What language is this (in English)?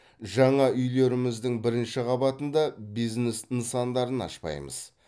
Kazakh